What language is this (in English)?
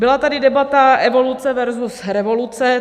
Czech